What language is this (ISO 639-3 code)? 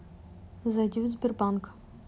rus